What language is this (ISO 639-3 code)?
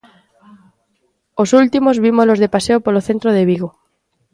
glg